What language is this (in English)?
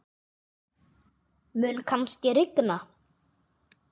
Icelandic